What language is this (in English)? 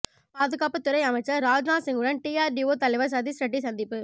Tamil